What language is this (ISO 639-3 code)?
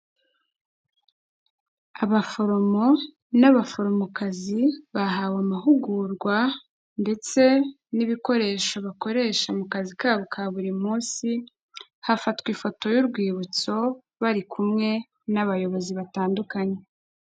kin